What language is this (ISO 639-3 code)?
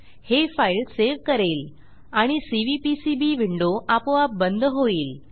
mar